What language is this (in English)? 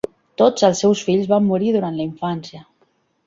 Catalan